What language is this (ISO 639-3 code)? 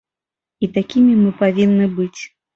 bel